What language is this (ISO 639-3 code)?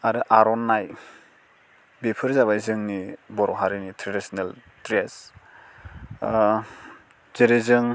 brx